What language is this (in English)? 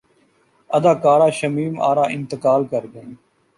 Urdu